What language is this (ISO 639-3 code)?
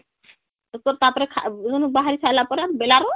ori